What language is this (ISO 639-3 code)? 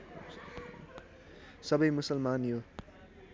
nep